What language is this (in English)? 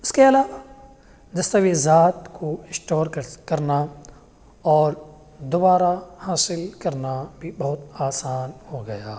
Urdu